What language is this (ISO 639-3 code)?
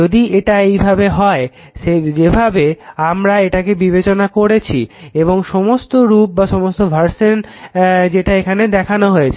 ben